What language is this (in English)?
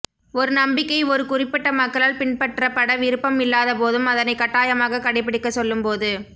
Tamil